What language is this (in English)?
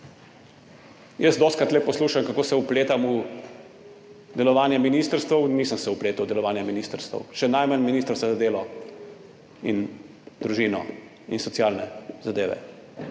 Slovenian